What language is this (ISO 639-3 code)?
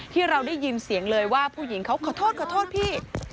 tha